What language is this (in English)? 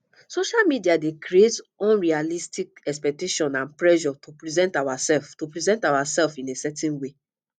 Nigerian Pidgin